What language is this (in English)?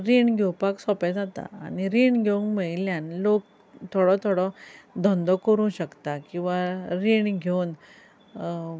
Konkani